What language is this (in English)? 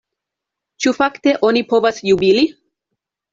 Esperanto